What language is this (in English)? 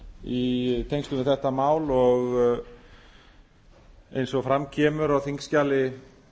Icelandic